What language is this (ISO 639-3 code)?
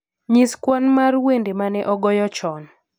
luo